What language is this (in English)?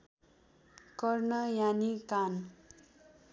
Nepali